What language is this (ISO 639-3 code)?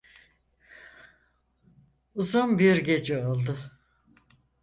tur